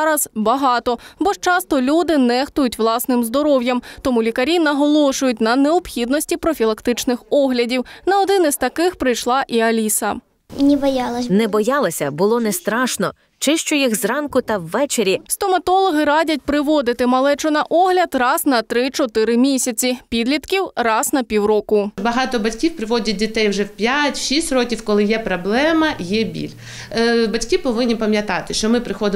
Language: Ukrainian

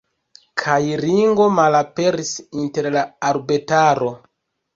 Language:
Esperanto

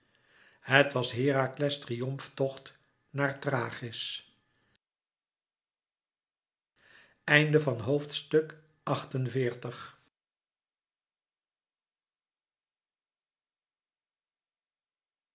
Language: Dutch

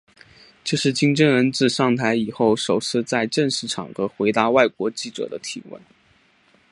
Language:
Chinese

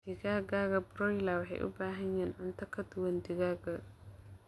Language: Somali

